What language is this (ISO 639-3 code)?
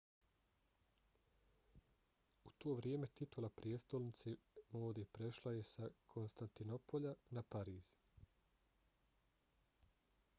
bos